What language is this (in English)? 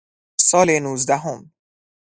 Persian